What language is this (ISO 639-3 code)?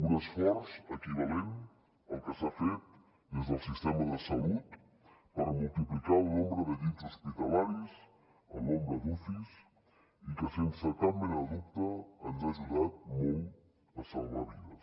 cat